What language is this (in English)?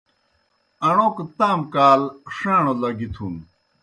Kohistani Shina